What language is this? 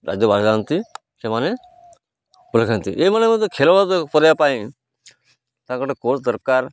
Odia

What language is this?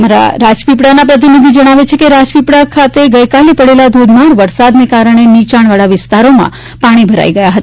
Gujarati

